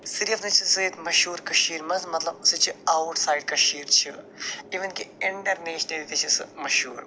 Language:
Kashmiri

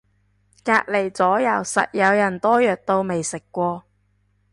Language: Cantonese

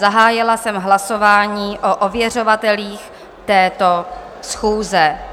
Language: Czech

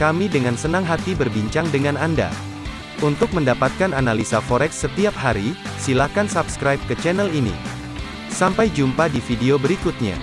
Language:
Indonesian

